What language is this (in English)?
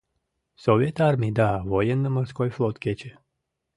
Mari